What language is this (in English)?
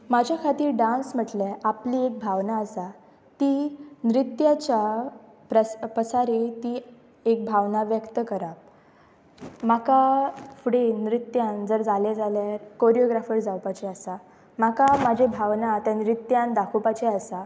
Konkani